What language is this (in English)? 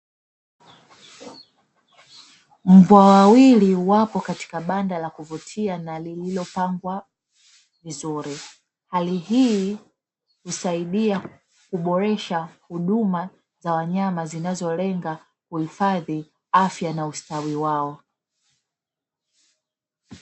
Swahili